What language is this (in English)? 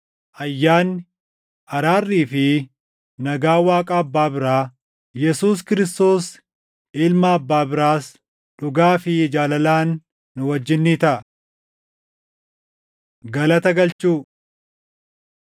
Oromo